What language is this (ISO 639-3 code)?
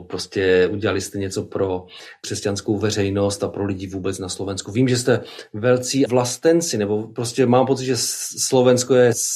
ces